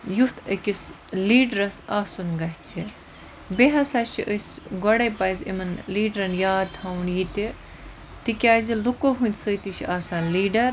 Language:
Kashmiri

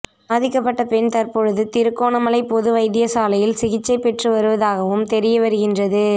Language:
Tamil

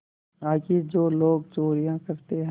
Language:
Hindi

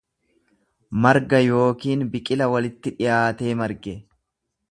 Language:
Oromo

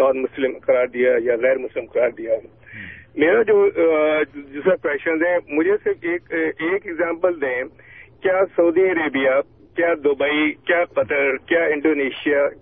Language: Urdu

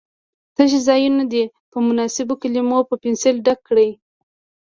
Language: Pashto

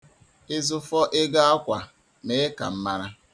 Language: Igbo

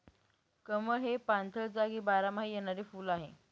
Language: Marathi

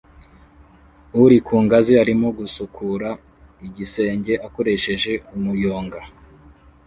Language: Kinyarwanda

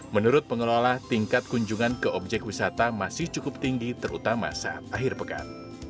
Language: Indonesian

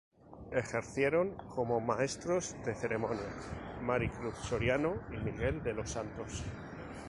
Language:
Spanish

